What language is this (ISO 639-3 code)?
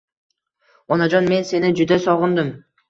uzb